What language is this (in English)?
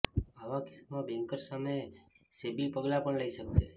Gujarati